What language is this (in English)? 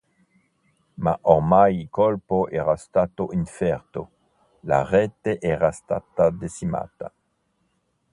Italian